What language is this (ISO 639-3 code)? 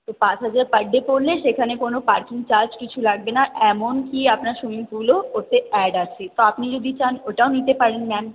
ben